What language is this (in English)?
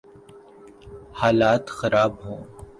Urdu